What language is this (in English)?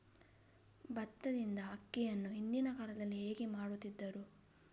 Kannada